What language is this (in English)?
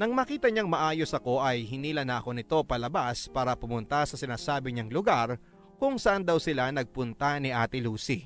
Filipino